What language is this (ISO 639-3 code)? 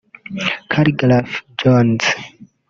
kin